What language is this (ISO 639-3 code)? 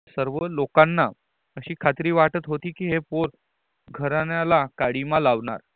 mar